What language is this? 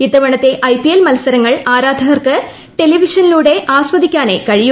Malayalam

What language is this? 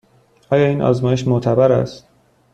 Persian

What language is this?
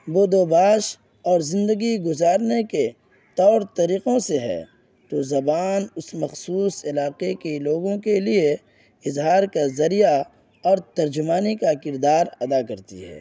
Urdu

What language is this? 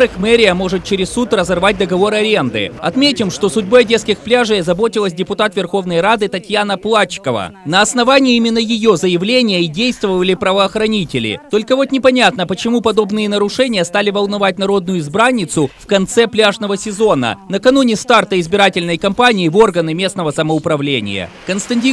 Russian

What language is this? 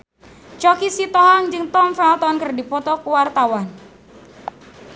Sundanese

